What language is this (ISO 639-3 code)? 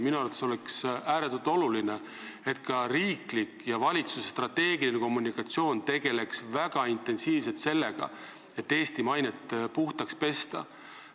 est